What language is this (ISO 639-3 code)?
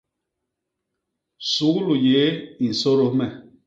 bas